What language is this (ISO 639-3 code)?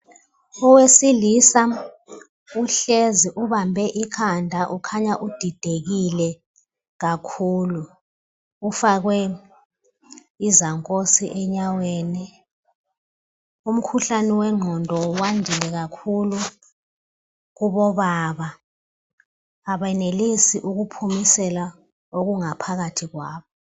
nde